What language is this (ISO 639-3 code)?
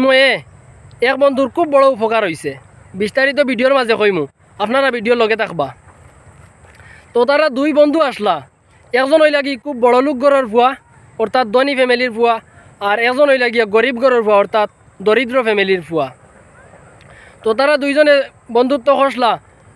ron